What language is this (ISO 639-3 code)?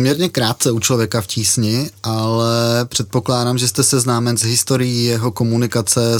ces